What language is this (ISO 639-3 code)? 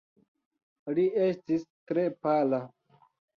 epo